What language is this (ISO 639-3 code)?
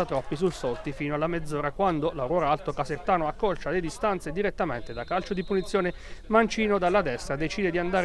ita